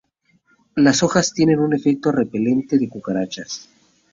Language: Spanish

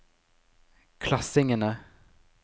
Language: Norwegian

